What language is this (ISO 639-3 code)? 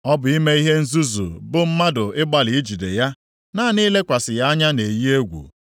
ibo